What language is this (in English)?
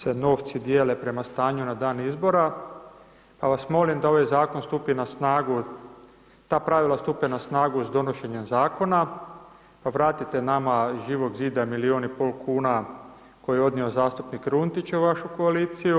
Croatian